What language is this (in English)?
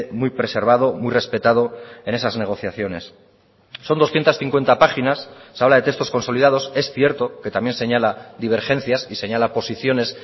Spanish